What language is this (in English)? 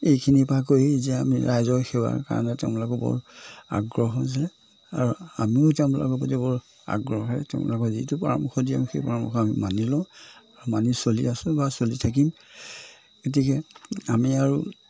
Assamese